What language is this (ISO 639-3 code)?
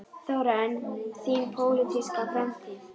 isl